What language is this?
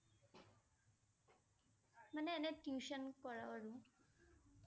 Assamese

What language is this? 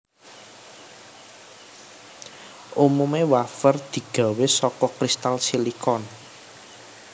Javanese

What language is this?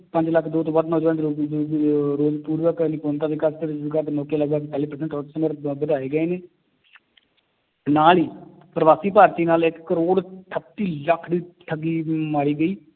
Punjabi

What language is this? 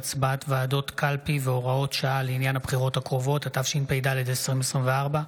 Hebrew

